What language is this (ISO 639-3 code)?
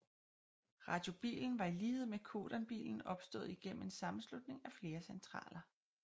dan